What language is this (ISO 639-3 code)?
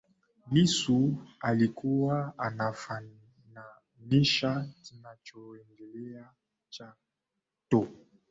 swa